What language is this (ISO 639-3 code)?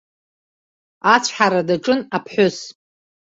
abk